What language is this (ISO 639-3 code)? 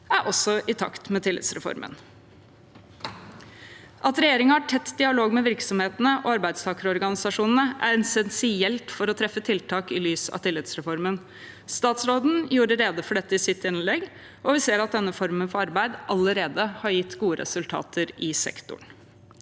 nor